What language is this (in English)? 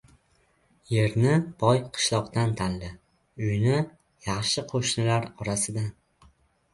Uzbek